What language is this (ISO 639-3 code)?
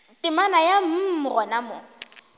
nso